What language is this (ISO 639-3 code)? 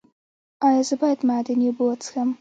pus